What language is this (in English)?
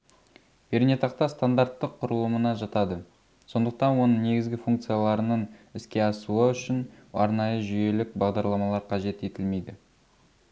Kazakh